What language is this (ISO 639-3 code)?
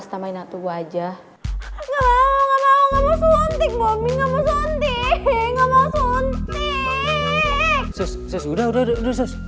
ind